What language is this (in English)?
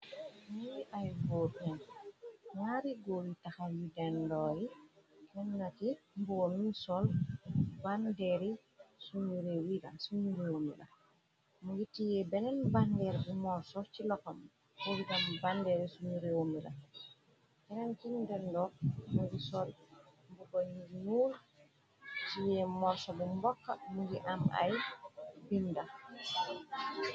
Wolof